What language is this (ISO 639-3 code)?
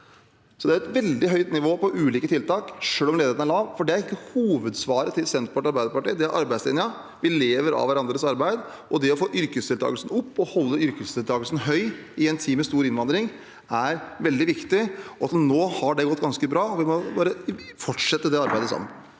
nor